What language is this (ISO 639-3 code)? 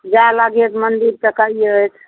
mai